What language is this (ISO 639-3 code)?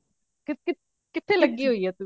pan